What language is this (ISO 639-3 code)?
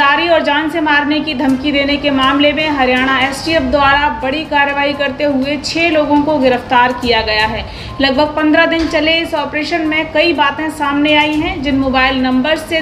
hin